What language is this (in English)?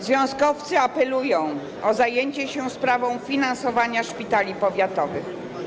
Polish